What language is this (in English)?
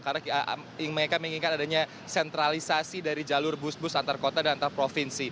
Indonesian